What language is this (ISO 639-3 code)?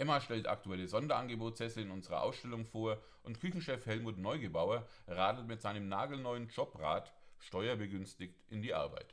deu